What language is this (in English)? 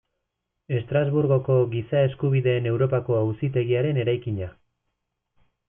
Basque